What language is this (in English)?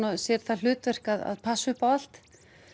Icelandic